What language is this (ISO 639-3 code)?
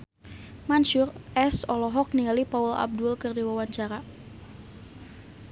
sun